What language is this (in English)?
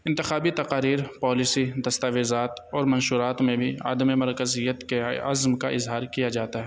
Urdu